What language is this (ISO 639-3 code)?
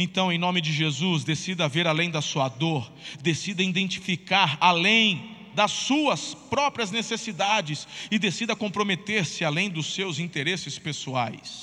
por